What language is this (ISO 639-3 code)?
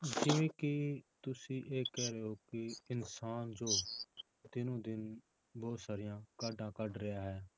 pan